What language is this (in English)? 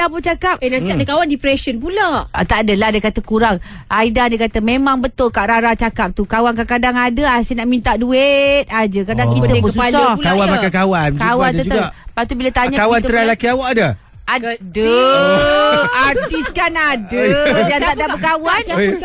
Malay